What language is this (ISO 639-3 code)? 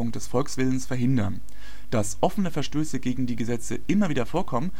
deu